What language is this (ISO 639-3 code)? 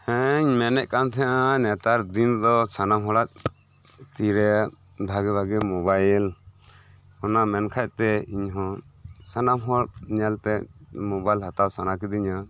sat